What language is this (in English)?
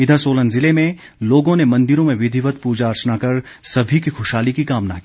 Hindi